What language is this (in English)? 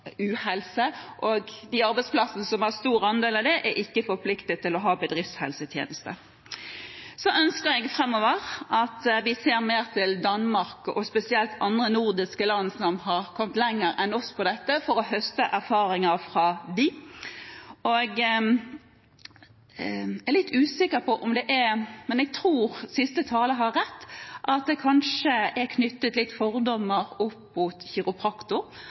Norwegian Bokmål